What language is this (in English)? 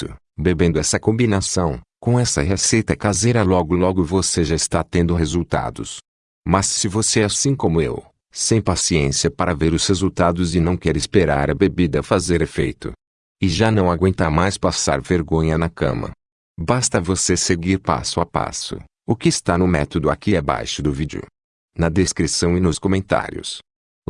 Portuguese